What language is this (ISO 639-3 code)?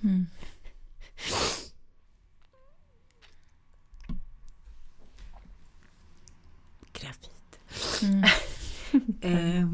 swe